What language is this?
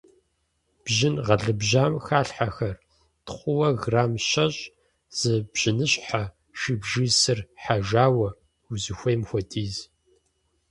Kabardian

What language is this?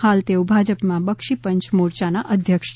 Gujarati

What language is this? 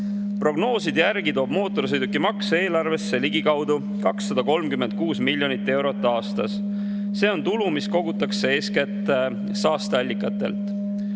Estonian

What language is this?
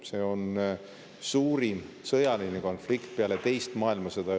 Estonian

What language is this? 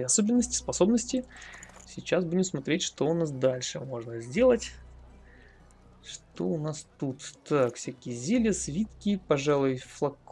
Russian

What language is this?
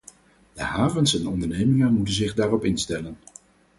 Dutch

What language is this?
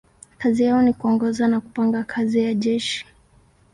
Swahili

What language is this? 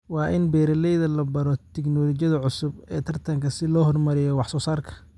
Somali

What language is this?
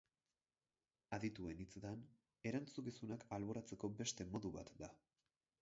Basque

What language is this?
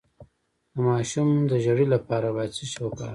Pashto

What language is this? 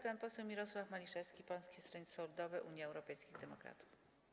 Polish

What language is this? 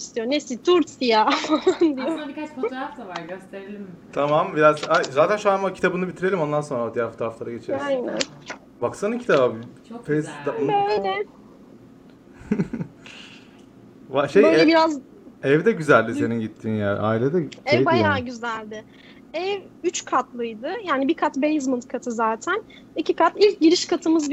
Turkish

